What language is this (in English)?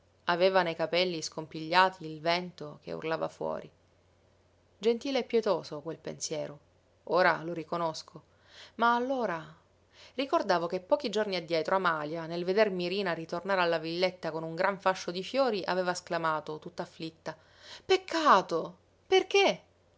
Italian